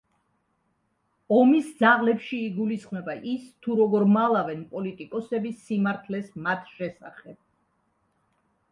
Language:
Georgian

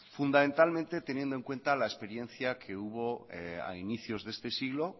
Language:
Spanish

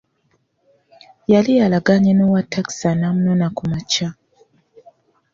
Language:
Ganda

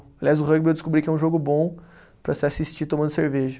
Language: Portuguese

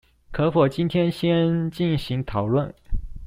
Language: Chinese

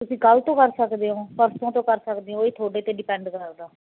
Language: Punjabi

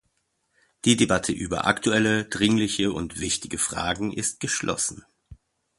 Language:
German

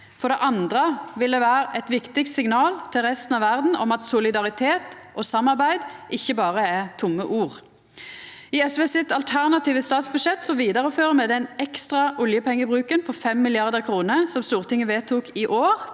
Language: Norwegian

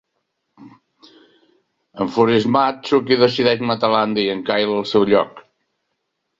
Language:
Catalan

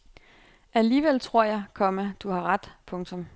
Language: Danish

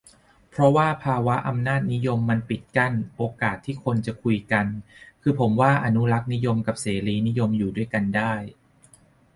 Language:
Thai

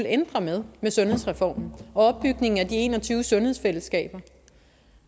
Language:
Danish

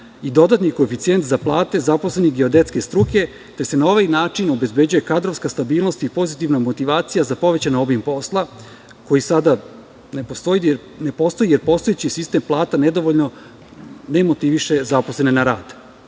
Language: Serbian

